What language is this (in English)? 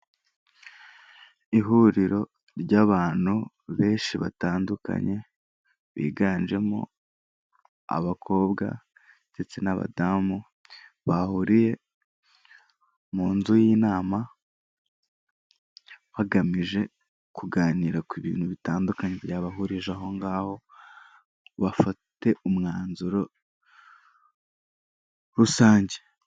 Kinyarwanda